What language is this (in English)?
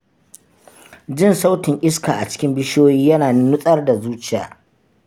Hausa